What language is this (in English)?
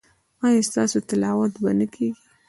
Pashto